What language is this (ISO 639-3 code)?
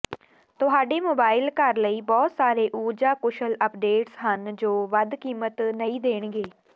pan